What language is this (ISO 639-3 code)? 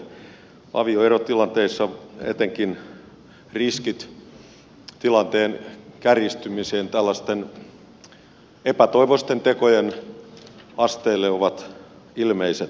fin